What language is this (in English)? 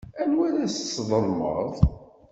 Kabyle